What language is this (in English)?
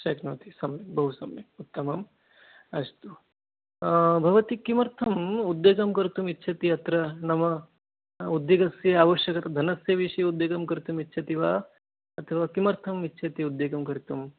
Sanskrit